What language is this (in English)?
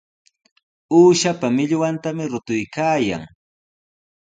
Sihuas Ancash Quechua